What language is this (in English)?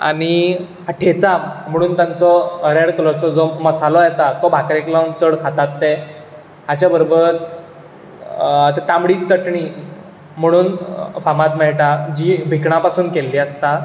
Konkani